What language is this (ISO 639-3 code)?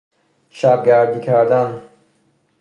fas